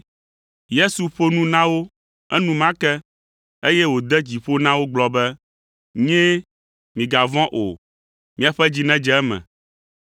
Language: Ewe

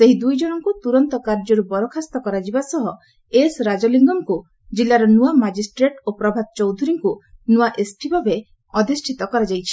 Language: Odia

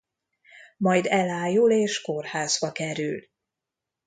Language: Hungarian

